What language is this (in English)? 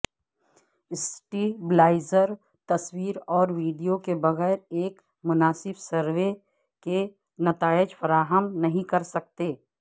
Urdu